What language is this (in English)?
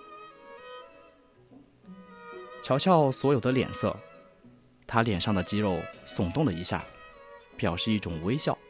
Chinese